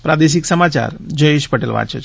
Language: Gujarati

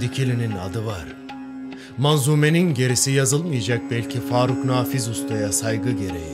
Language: Turkish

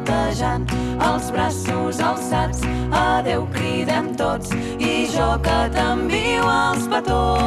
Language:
Catalan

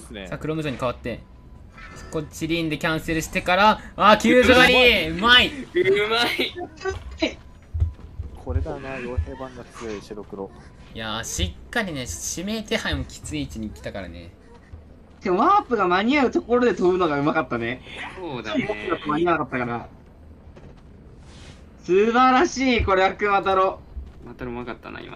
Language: Japanese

